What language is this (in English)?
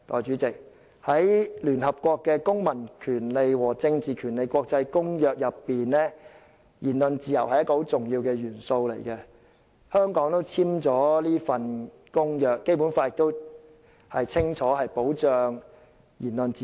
Cantonese